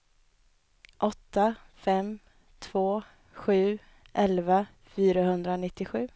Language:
Swedish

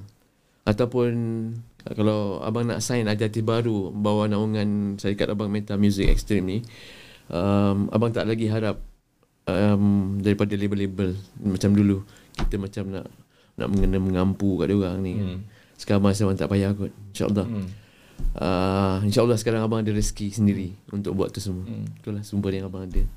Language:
Malay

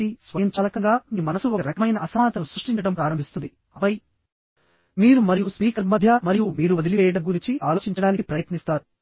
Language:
Telugu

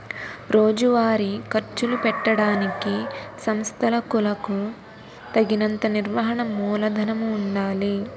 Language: Telugu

